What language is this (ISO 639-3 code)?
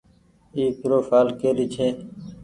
gig